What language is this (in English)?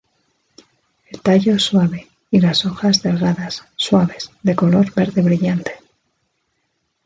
Spanish